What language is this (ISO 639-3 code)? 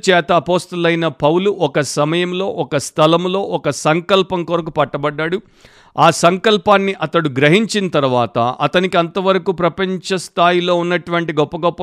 tel